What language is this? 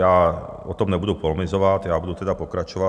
Czech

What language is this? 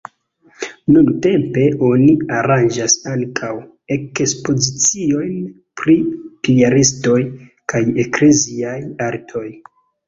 Esperanto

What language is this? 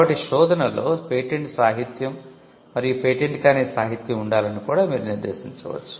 Telugu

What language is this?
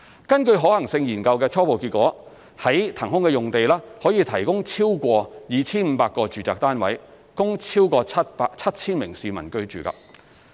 Cantonese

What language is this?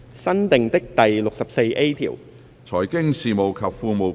Cantonese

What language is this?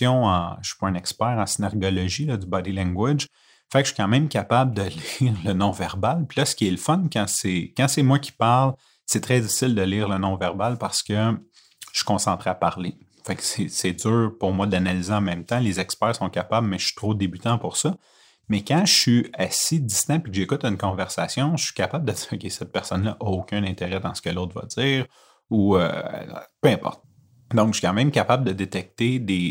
French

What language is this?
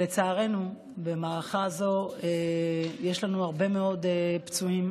Hebrew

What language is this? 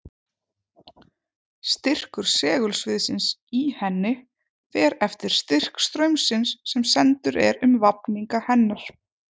Icelandic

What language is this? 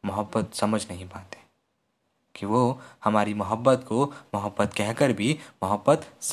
Hindi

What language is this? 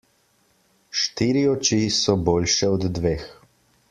Slovenian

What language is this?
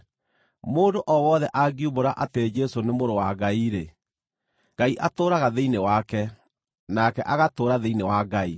Kikuyu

